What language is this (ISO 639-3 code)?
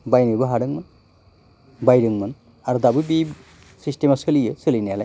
brx